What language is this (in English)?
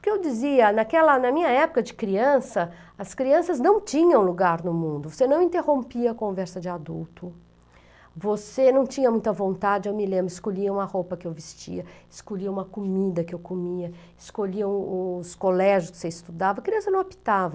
Portuguese